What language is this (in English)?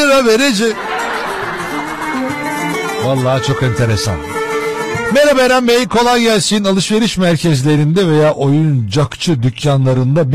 Turkish